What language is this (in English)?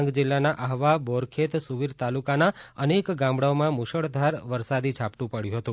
Gujarati